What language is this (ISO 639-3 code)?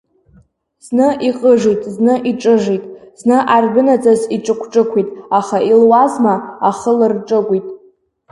abk